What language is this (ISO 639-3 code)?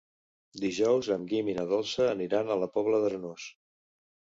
cat